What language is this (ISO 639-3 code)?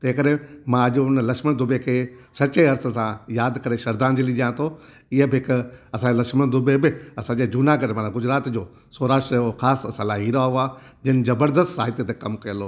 snd